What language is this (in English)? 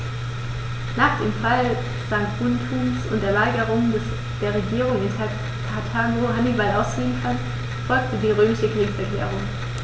German